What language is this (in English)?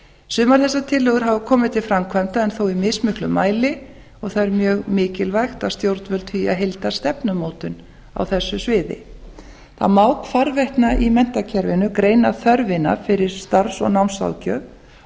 Icelandic